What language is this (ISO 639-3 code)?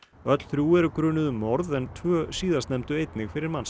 isl